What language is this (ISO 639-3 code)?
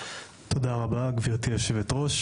heb